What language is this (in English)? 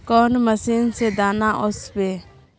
Magahi